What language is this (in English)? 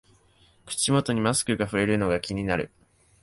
Japanese